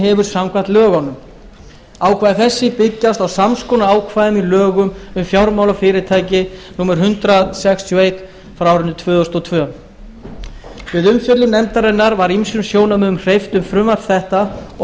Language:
Icelandic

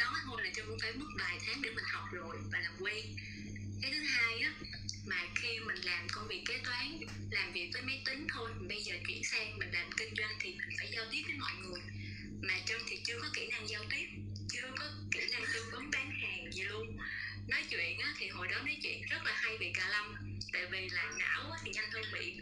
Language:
Vietnamese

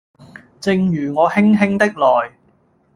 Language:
Cantonese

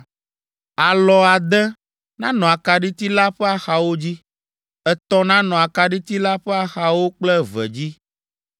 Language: Ewe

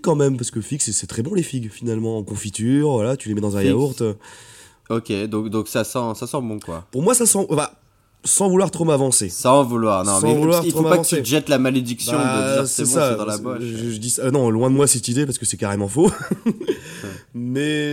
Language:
French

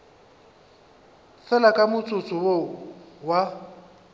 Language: Northern Sotho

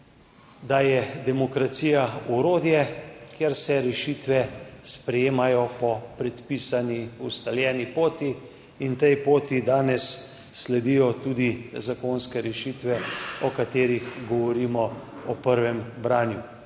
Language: Slovenian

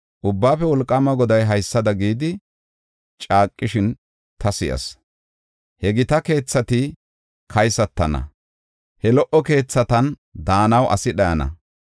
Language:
Gofa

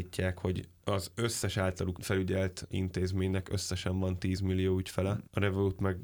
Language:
Hungarian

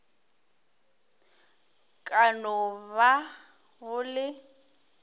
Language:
Northern Sotho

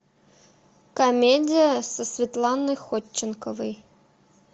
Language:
Russian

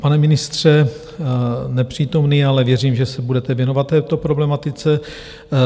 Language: Czech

